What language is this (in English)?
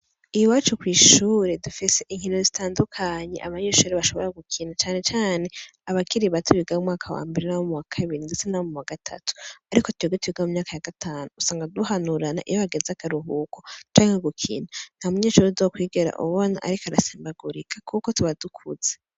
Rundi